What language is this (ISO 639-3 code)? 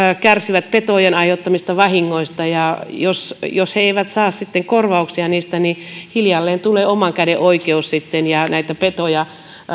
fin